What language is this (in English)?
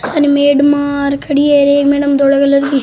Rajasthani